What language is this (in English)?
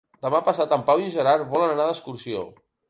Catalan